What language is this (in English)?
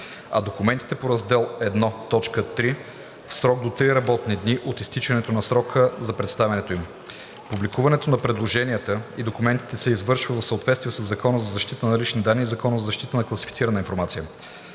Bulgarian